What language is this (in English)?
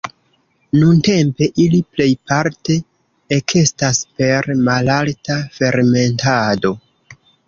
Esperanto